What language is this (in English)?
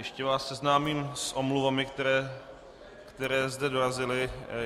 Czech